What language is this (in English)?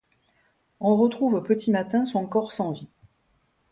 French